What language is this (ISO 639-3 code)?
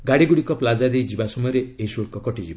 ori